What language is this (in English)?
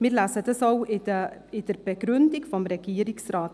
Swiss German